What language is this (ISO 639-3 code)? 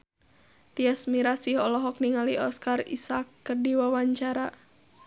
sun